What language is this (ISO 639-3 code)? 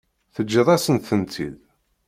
kab